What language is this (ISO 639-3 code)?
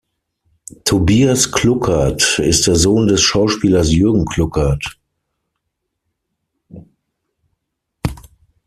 deu